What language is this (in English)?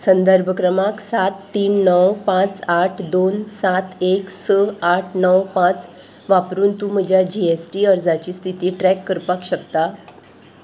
Konkani